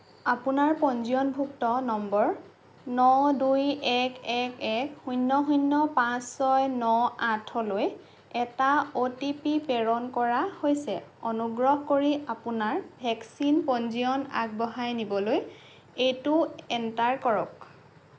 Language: Assamese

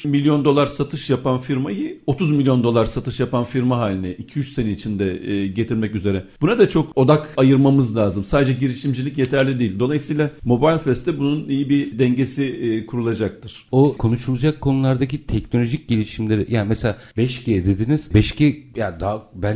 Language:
Turkish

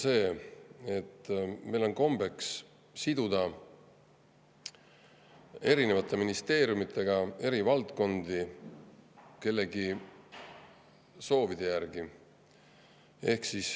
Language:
Estonian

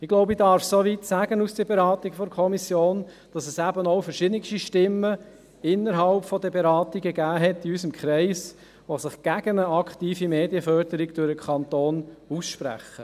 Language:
Swiss German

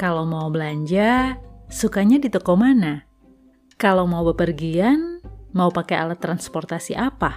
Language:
Indonesian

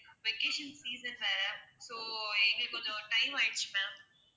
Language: Tamil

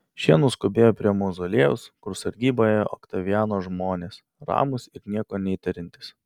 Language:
Lithuanian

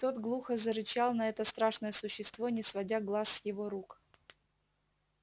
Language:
Russian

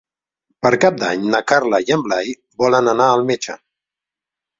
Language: Catalan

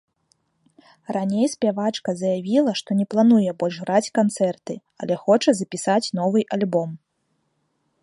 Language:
Belarusian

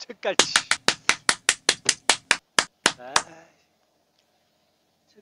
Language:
Korean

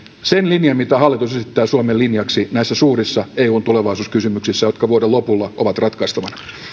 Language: Finnish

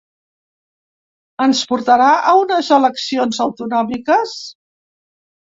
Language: Catalan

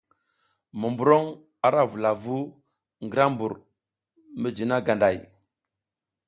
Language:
South Giziga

